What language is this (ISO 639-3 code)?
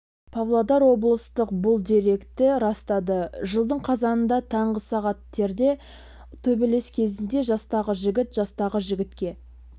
kaz